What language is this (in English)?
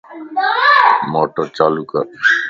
Lasi